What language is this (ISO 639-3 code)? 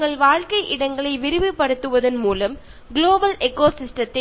mal